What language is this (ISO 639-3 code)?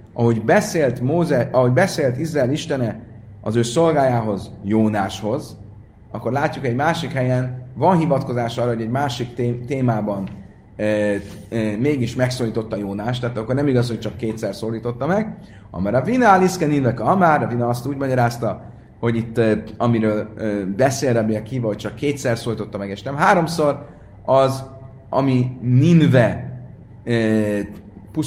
hun